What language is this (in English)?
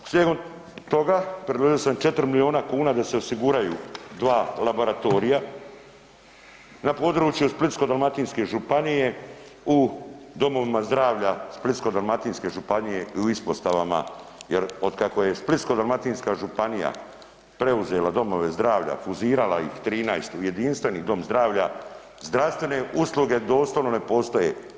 Croatian